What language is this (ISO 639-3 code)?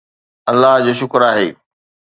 snd